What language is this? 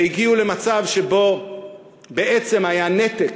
Hebrew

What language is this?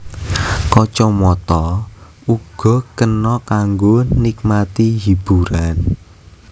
Javanese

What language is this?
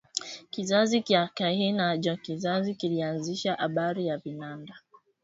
Swahili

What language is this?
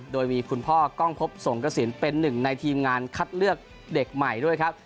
Thai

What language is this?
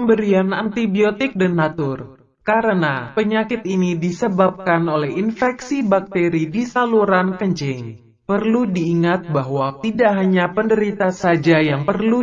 Indonesian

